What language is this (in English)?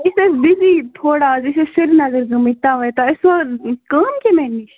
Kashmiri